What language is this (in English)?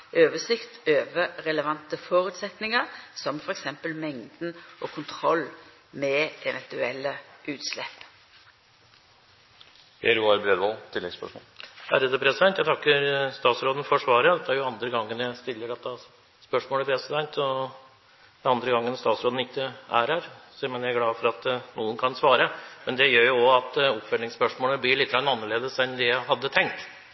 Norwegian